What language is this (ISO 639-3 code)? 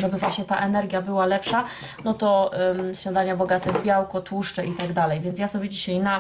pol